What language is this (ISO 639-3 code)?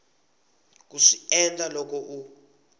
tso